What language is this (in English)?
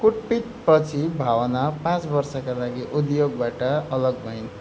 Nepali